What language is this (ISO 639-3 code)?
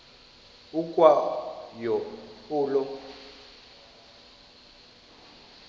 xho